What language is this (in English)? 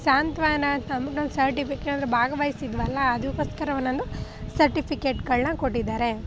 Kannada